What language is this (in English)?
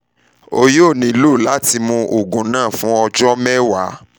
Yoruba